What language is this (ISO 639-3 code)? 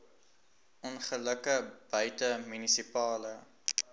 afr